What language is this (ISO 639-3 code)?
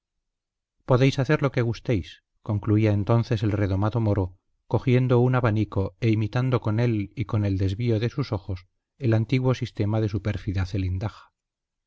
spa